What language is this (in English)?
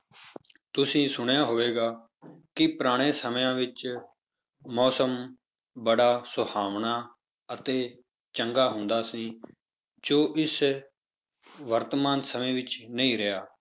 Punjabi